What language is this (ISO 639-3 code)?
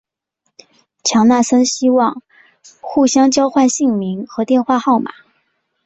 zho